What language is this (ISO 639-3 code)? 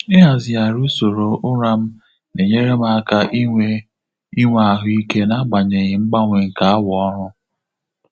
ibo